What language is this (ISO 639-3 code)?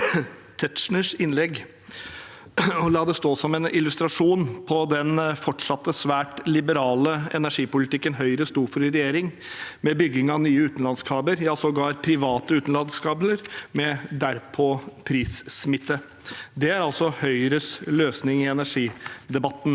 nor